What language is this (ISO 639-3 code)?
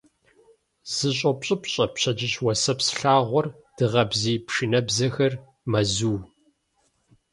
kbd